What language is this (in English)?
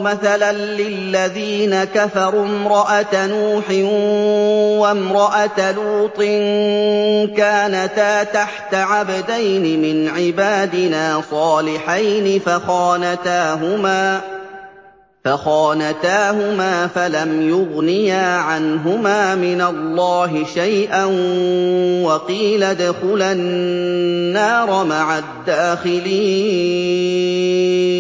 Arabic